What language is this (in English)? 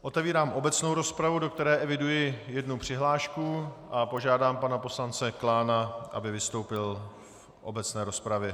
Czech